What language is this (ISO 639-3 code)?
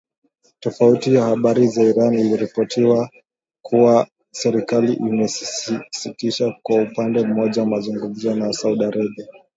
swa